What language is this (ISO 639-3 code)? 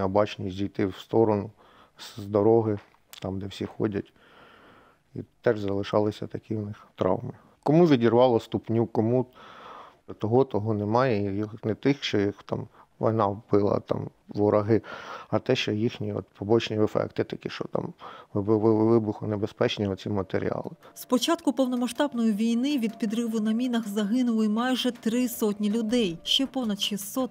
ukr